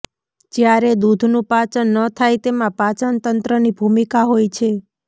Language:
Gujarati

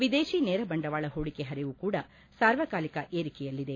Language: Kannada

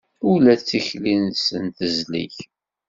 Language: Kabyle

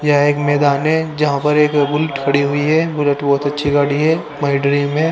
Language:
Hindi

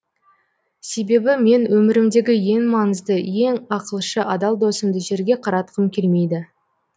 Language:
Kazakh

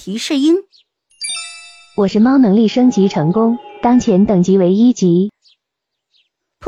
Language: Chinese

